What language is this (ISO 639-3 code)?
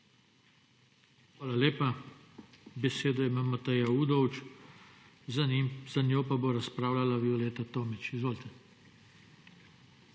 slv